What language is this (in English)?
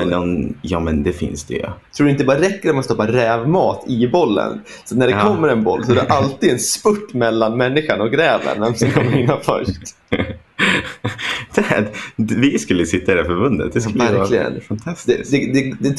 Swedish